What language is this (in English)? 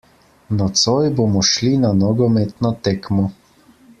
Slovenian